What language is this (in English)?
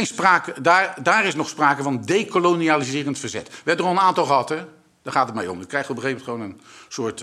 Dutch